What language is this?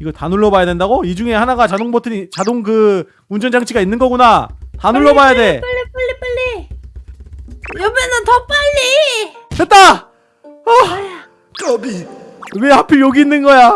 Korean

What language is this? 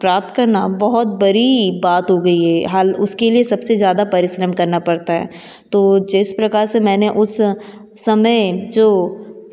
Hindi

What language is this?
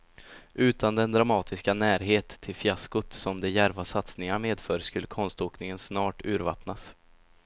Swedish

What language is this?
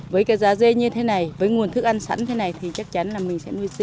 Vietnamese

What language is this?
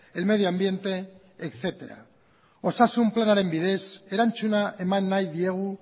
Basque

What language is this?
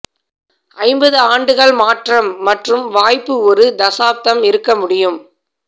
Tamil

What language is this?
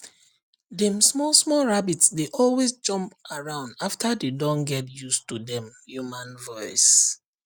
Nigerian Pidgin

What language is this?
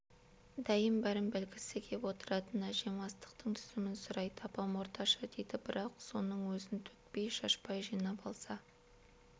Kazakh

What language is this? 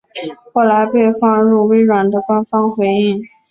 Chinese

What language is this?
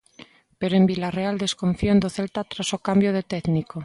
Galician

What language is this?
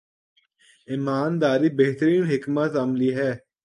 Urdu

